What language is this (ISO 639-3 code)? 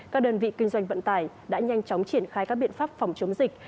vie